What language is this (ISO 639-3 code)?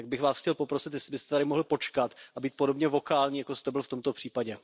ces